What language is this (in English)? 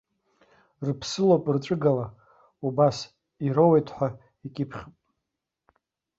Abkhazian